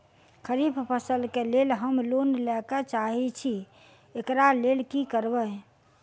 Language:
Maithili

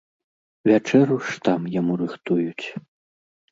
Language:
Belarusian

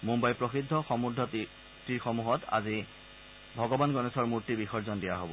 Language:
Assamese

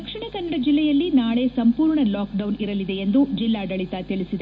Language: Kannada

